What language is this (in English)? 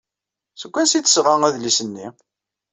Kabyle